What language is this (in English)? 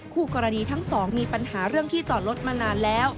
Thai